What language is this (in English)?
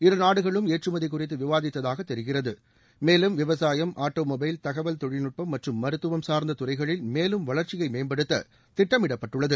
Tamil